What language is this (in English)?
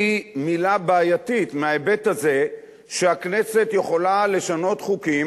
Hebrew